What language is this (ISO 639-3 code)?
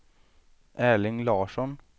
swe